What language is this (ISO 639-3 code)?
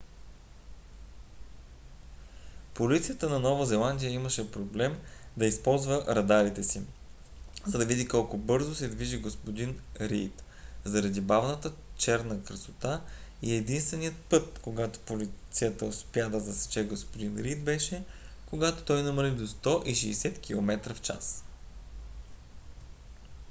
bul